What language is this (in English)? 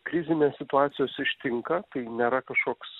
Lithuanian